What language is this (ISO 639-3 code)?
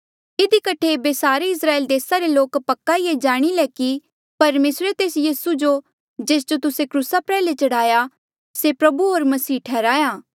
mjl